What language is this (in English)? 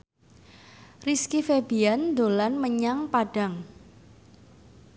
Javanese